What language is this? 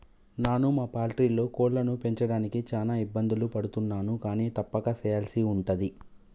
Telugu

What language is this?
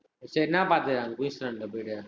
Tamil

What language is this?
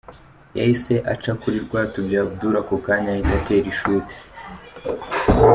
Kinyarwanda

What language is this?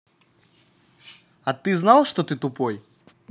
Russian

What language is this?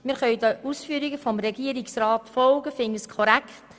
Swiss German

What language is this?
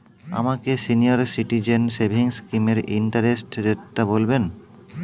Bangla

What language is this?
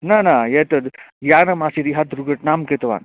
Sanskrit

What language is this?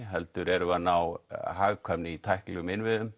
Icelandic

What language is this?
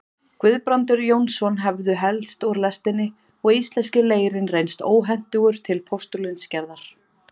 Icelandic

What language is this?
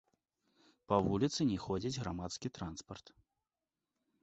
Belarusian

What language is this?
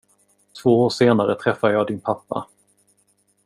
Swedish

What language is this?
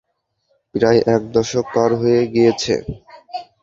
Bangla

